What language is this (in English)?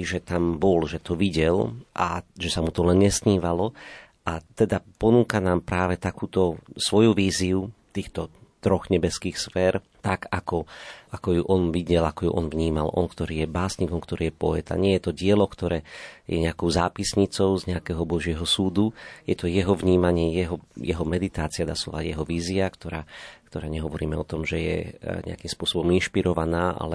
Slovak